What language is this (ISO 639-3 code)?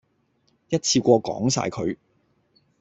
yue